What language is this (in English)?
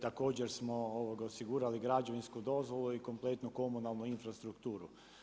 Croatian